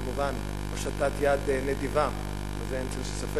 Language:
Hebrew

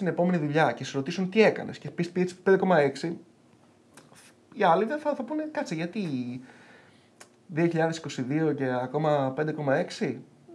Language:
Greek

